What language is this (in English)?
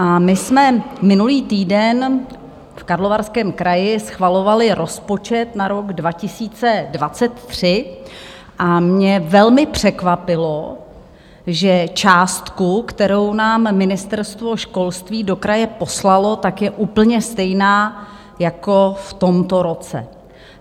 Czech